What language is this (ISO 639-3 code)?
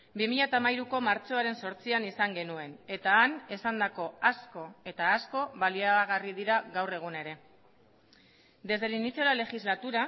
eus